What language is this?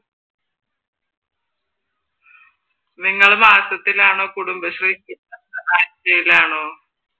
Malayalam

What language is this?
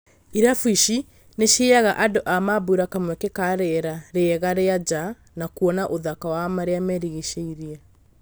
Kikuyu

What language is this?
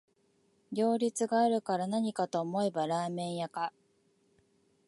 Japanese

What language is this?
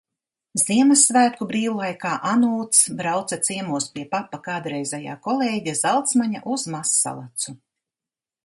Latvian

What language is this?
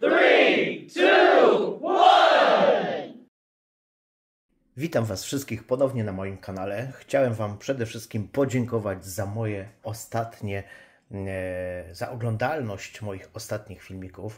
Polish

